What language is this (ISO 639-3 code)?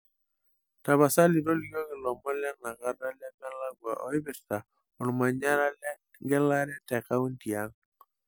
mas